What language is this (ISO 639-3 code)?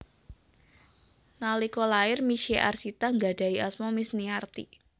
jav